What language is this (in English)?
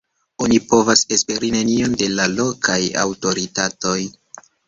Esperanto